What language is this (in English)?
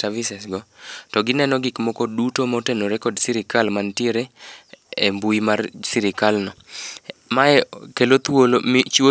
Luo (Kenya and Tanzania)